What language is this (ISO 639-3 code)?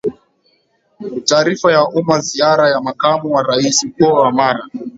swa